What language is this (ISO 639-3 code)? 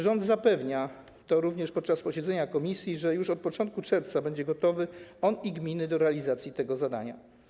pol